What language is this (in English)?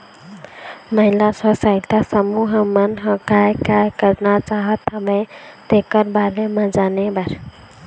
Chhattisgarhi